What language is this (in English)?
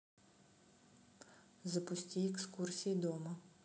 Russian